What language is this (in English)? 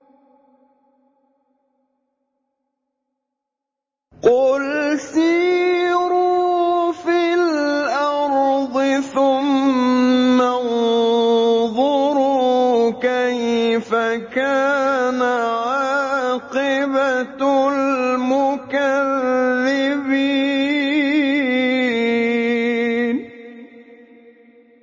Arabic